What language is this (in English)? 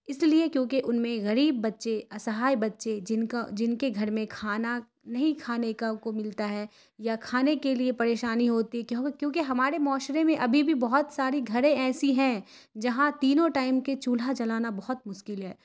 Urdu